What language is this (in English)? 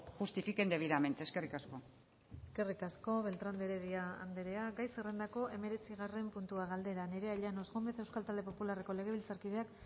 Basque